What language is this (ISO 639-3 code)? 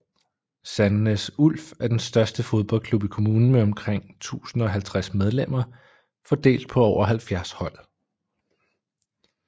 dan